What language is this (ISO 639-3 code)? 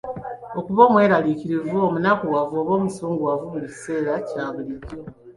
lug